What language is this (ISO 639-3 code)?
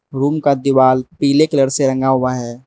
hin